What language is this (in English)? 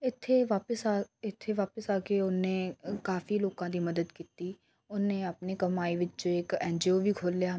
Punjabi